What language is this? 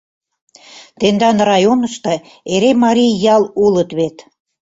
Mari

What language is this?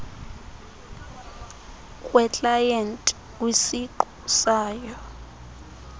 Xhosa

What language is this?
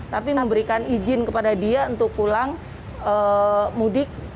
Indonesian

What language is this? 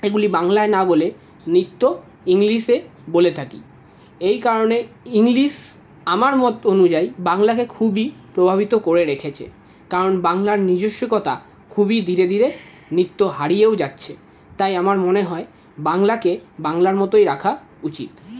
Bangla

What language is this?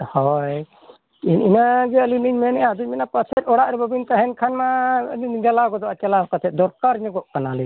Santali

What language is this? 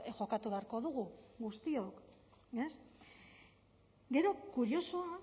Basque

